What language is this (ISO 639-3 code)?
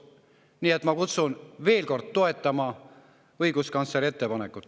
est